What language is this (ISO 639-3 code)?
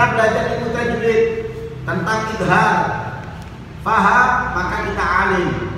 ind